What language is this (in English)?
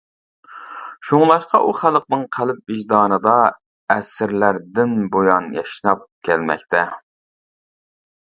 Uyghur